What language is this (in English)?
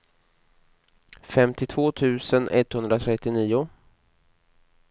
Swedish